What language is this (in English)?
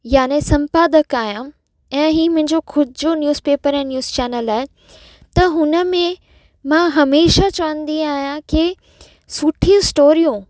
Sindhi